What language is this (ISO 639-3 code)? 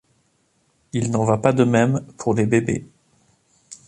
fra